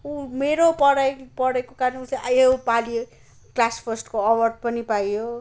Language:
Nepali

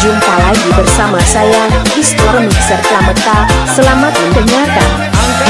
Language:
Indonesian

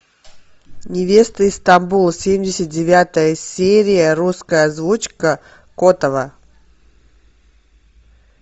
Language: Russian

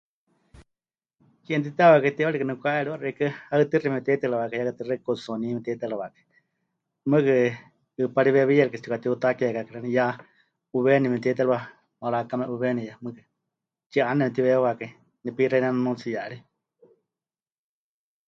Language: Huichol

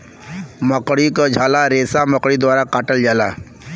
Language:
Bhojpuri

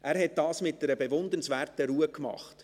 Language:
Swiss German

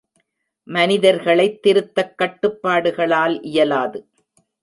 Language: Tamil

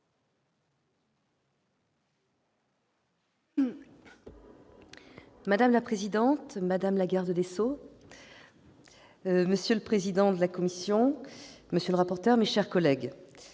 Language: French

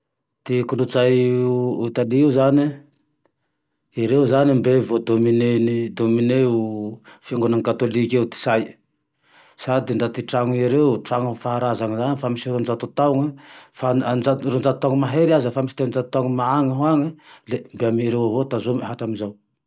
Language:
Tandroy-Mahafaly Malagasy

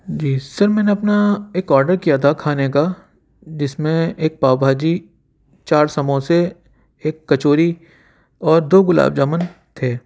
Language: Urdu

